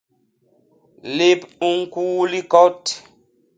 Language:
Basaa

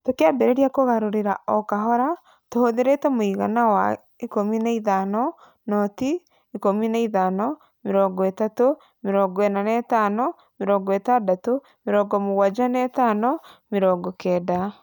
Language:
Kikuyu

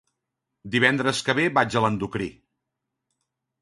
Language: Catalan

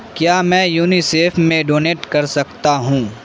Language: Urdu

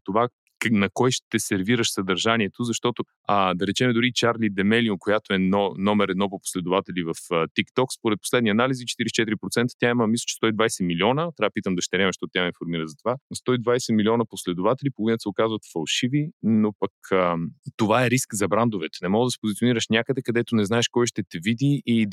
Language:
Bulgarian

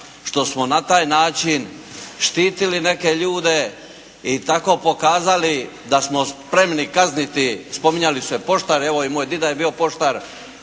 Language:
Croatian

